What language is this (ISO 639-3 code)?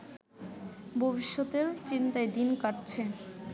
ben